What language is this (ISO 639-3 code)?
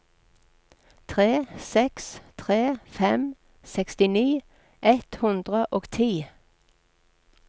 nor